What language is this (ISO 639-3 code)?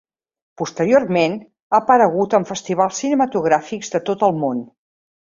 cat